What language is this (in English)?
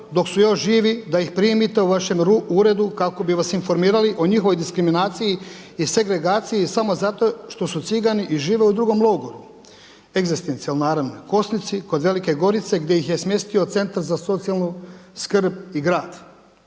Croatian